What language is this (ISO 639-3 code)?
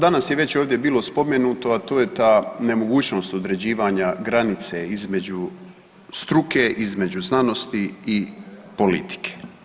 hrv